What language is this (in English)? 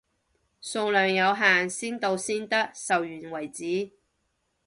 Cantonese